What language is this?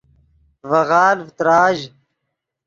Yidgha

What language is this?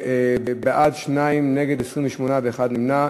Hebrew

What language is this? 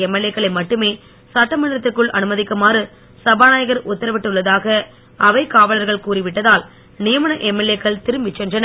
Tamil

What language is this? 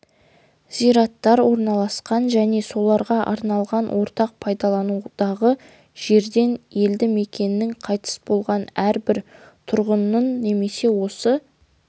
Kazakh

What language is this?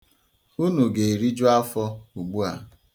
Igbo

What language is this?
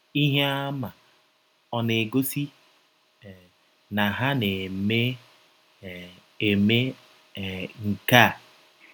Igbo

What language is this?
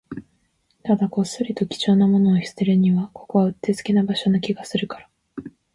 Japanese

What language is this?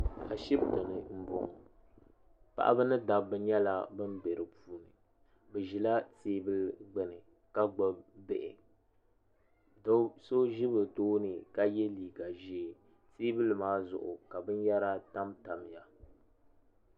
Dagbani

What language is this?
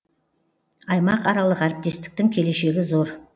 Kazakh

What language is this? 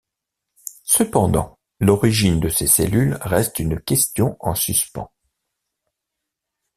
French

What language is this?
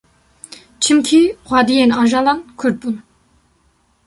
Kurdish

